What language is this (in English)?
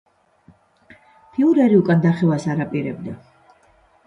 Georgian